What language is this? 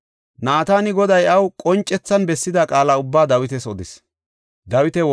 Gofa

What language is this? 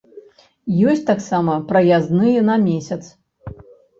Belarusian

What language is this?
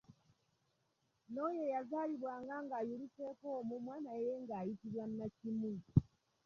Ganda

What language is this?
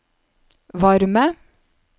Norwegian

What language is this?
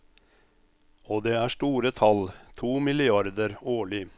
Norwegian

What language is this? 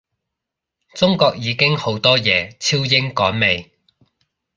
Cantonese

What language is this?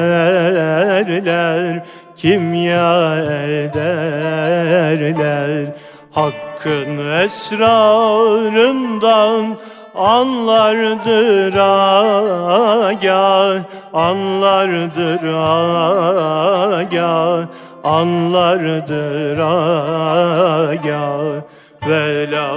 Turkish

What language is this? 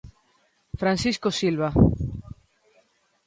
Galician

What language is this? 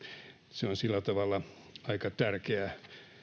Finnish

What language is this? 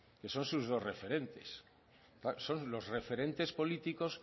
Spanish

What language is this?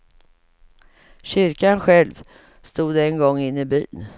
Swedish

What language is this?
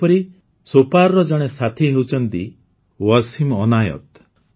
Odia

